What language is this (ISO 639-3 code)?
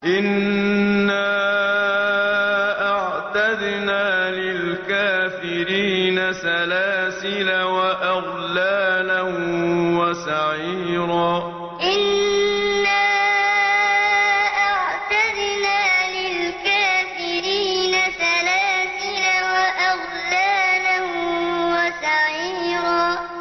ara